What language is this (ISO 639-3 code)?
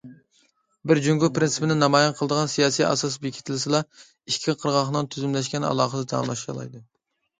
uig